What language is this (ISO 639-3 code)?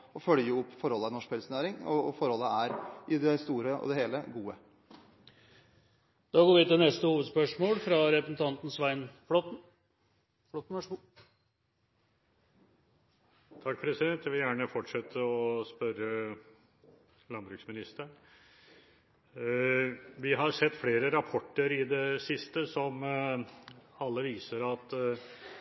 nob